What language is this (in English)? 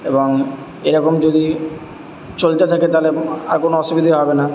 Bangla